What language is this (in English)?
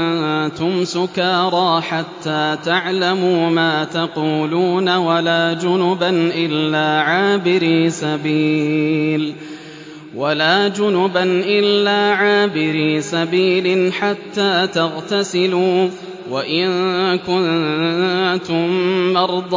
Arabic